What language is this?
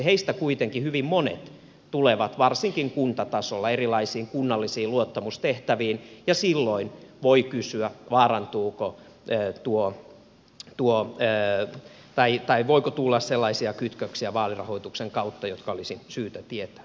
Finnish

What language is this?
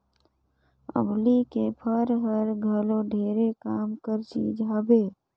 Chhattisgarhi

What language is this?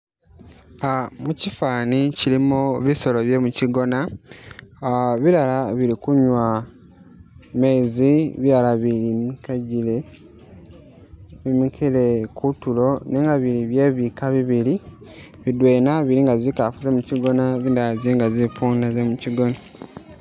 Masaaba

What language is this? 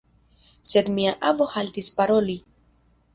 Esperanto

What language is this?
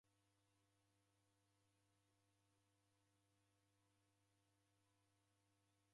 Taita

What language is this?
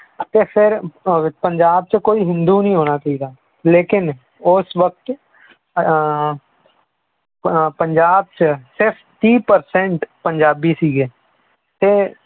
Punjabi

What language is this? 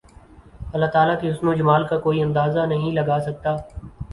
Urdu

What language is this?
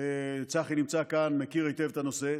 Hebrew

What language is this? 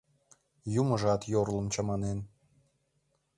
Mari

